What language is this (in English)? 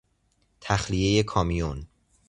Persian